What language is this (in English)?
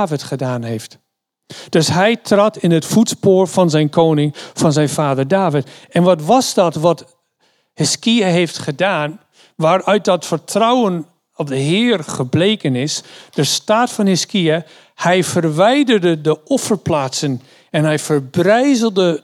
Dutch